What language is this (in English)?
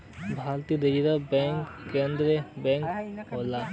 Bhojpuri